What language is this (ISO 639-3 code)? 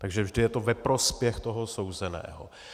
ces